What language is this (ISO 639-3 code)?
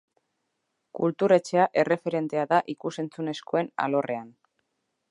eus